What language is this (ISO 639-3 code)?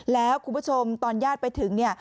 tha